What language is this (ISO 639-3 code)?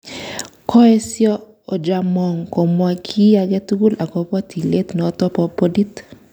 kln